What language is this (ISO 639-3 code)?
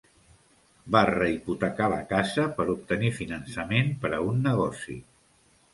cat